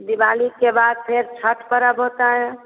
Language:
Hindi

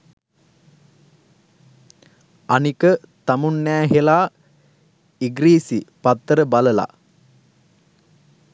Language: Sinhala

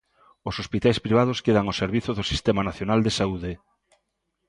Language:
Galician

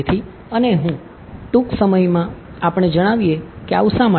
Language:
Gujarati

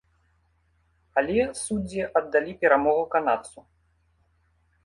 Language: Belarusian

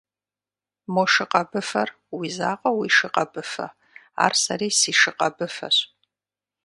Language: Kabardian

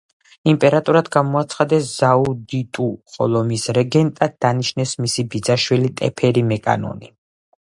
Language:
Georgian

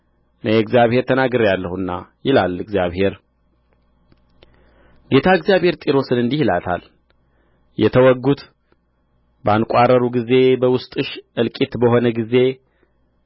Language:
Amharic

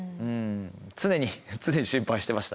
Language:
Japanese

